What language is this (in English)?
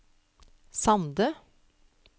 Norwegian